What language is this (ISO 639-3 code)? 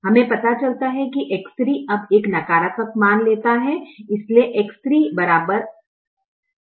hin